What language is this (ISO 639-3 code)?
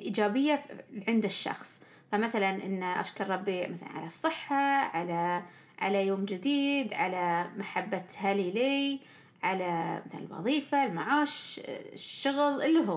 ara